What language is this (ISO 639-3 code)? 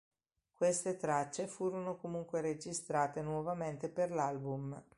ita